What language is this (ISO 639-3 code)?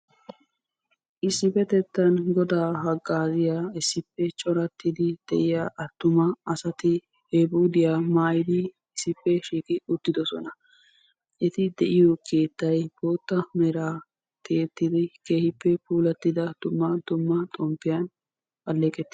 wal